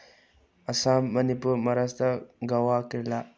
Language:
Manipuri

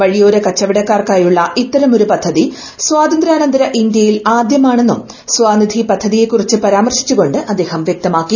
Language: Malayalam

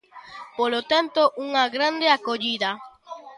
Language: Galician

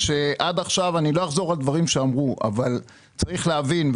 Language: Hebrew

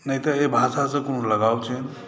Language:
Maithili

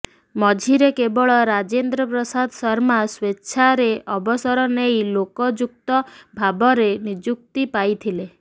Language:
Odia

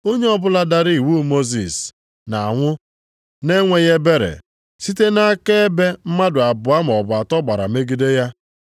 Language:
Igbo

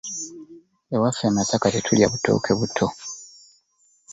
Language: Ganda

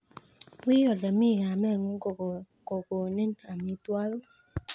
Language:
Kalenjin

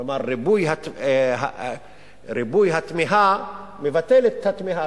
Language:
Hebrew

